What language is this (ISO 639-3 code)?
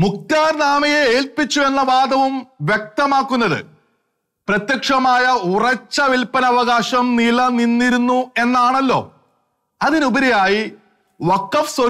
tur